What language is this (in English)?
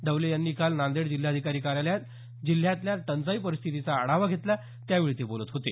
Marathi